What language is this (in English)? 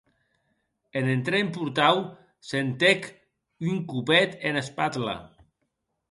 Occitan